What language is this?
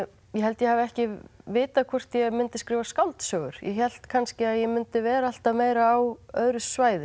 Icelandic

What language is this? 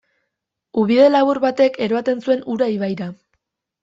Basque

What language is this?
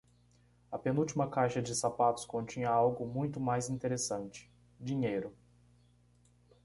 Portuguese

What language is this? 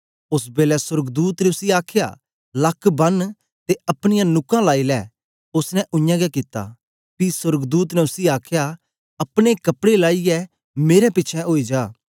Dogri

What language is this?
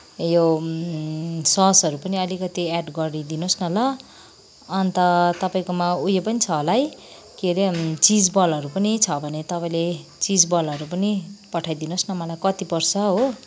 Nepali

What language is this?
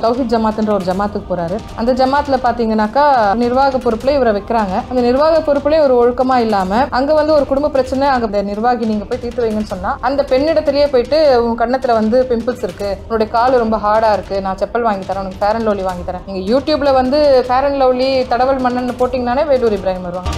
Romanian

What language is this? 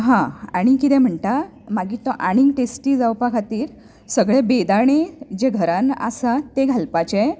Konkani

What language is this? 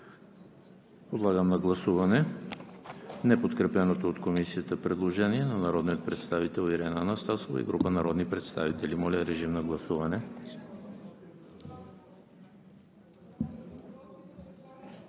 Bulgarian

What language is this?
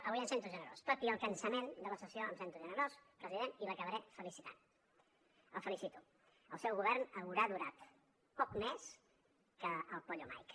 Catalan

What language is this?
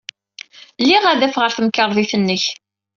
Kabyle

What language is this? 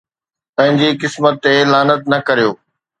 Sindhi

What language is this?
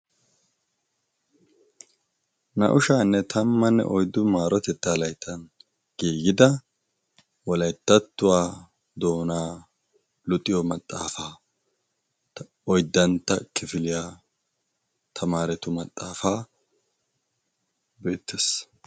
Wolaytta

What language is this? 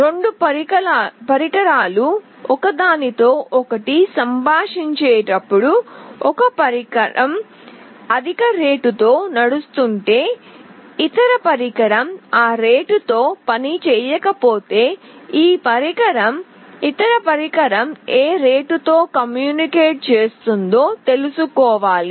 Telugu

